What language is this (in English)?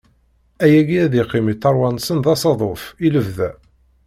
Kabyle